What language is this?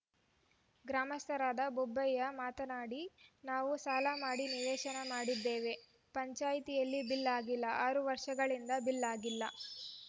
Kannada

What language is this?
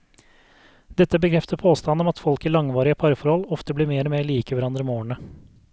Norwegian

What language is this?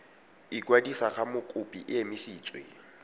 Tswana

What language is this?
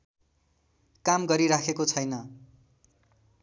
Nepali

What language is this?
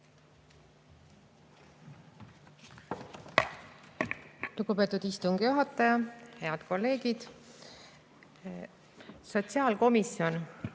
Estonian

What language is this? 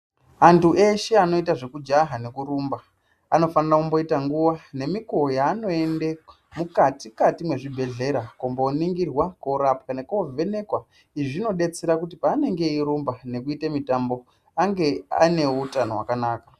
Ndau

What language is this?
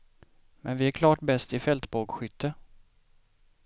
Swedish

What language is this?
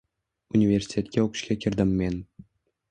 Uzbek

